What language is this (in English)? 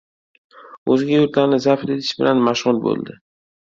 Uzbek